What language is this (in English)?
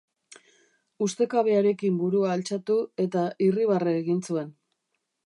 Basque